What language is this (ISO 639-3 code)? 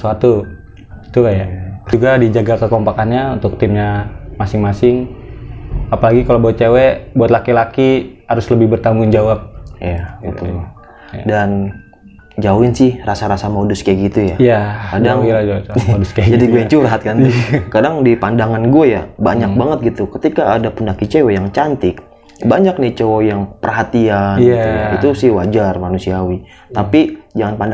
ind